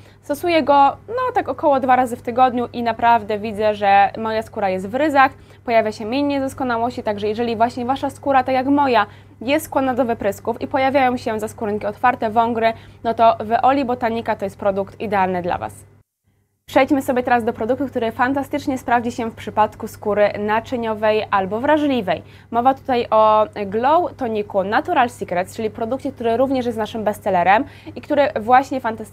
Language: Polish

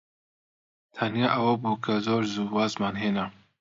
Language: Central Kurdish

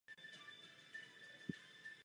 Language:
Czech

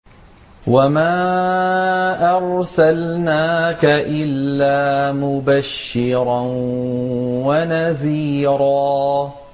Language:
Arabic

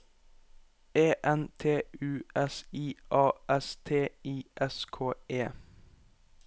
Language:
Norwegian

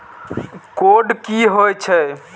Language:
Maithili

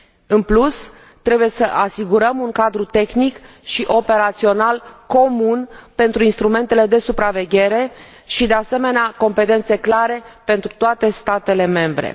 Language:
Romanian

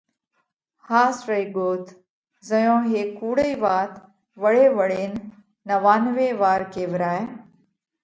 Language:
Parkari Koli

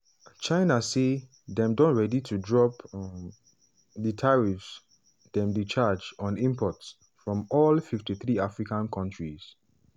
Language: Nigerian Pidgin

